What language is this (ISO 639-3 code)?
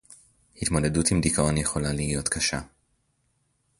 heb